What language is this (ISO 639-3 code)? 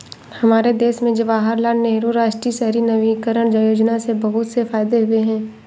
hin